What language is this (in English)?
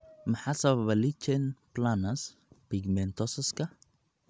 Somali